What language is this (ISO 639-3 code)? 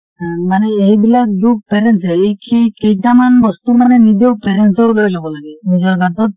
asm